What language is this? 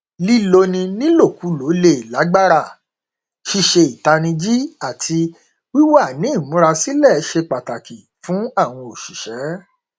Yoruba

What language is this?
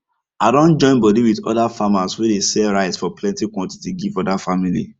Nigerian Pidgin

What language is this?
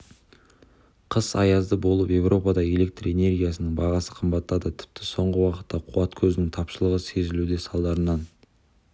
Kazakh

